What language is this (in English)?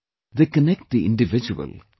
English